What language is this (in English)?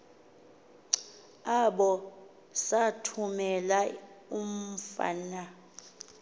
Xhosa